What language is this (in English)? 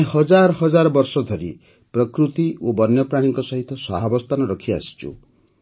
Odia